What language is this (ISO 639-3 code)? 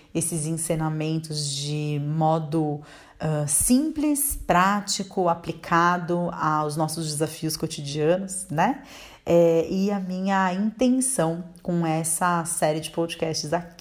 por